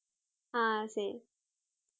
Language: Tamil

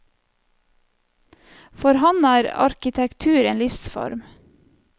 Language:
Norwegian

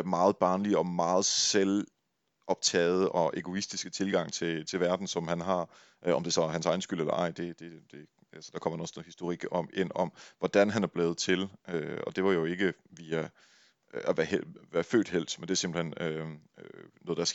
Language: Danish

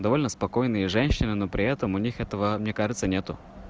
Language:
Russian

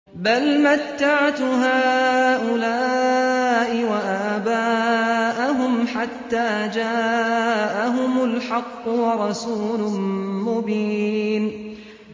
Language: Arabic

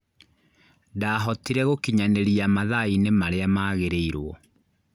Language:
Kikuyu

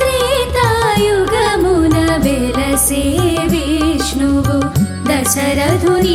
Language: Telugu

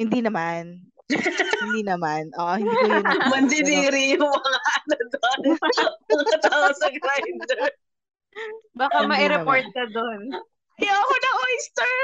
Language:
Filipino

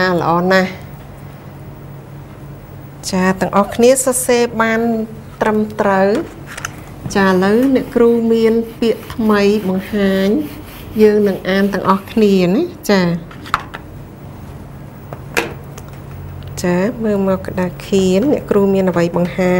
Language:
Thai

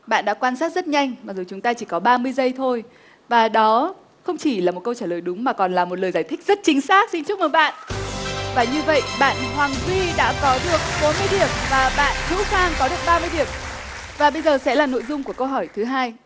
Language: Vietnamese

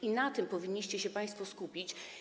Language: Polish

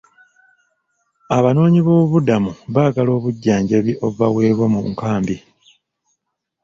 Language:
Ganda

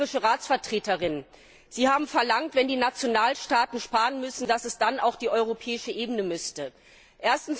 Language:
German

